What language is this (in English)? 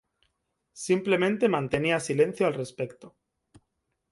Spanish